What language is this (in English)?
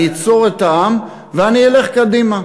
Hebrew